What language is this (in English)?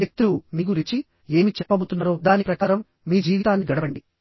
Telugu